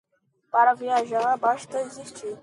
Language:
Portuguese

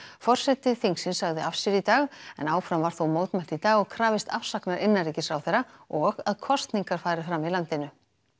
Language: Icelandic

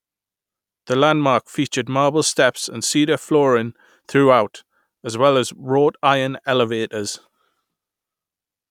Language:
English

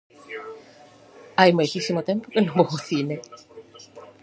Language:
Galician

